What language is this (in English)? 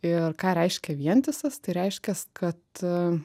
Lithuanian